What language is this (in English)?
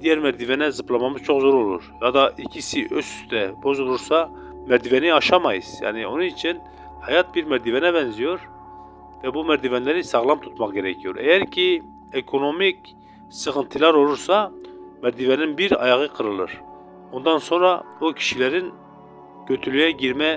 Turkish